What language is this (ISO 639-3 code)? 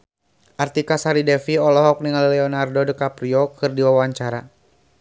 sun